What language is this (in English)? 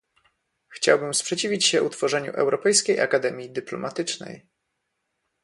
Polish